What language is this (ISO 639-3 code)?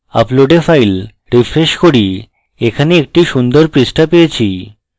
ben